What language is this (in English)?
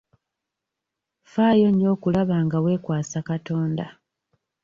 Ganda